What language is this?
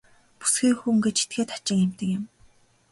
Mongolian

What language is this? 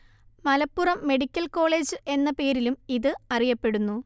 Malayalam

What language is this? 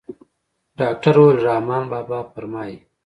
Pashto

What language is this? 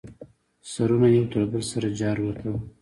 Pashto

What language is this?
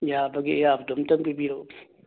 Manipuri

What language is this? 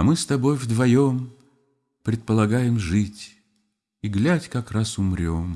Russian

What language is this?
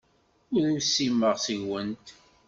Kabyle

